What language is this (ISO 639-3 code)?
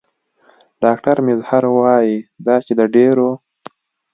pus